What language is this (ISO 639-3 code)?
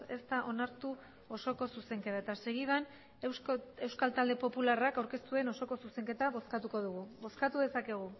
eus